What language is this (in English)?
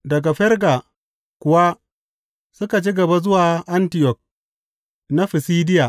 Hausa